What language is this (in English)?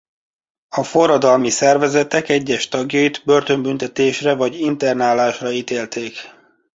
Hungarian